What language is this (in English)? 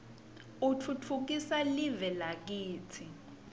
Swati